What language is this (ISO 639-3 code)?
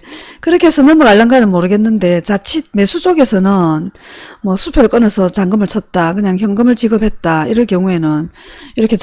kor